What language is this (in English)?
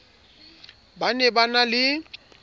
Southern Sotho